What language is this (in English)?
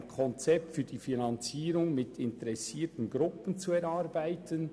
Swiss German